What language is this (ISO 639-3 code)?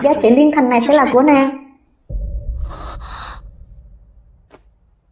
vie